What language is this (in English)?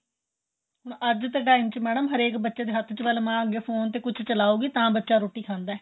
Punjabi